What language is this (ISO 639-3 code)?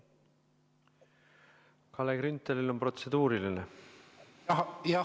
est